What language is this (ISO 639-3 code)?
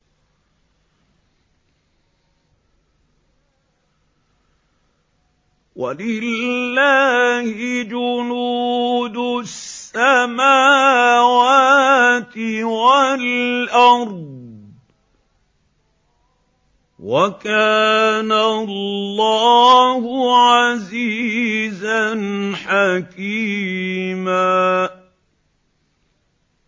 ara